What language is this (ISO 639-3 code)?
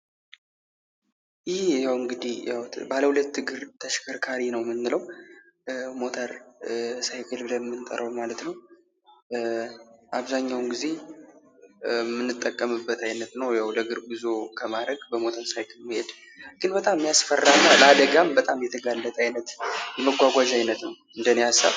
amh